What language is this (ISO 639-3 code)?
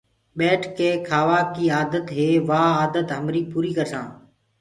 ggg